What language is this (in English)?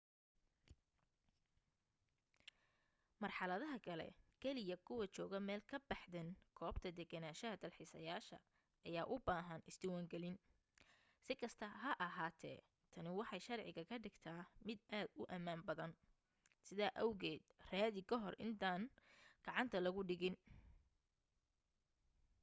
Somali